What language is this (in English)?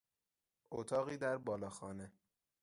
Persian